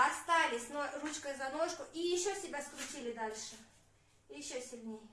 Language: Russian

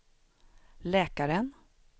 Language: Swedish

